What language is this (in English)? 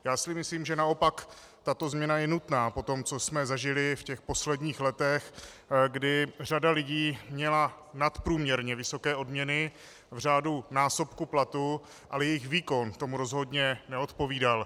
Czech